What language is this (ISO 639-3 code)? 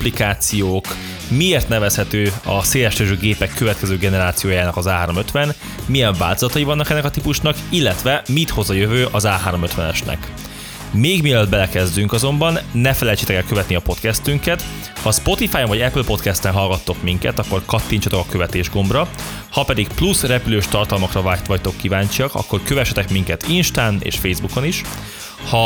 hun